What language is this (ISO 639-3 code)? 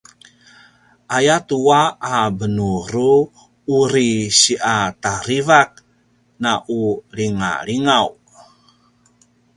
pwn